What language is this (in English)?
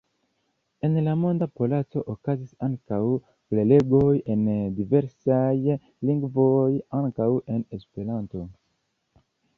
Esperanto